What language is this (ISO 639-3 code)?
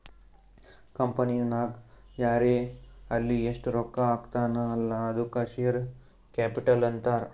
kan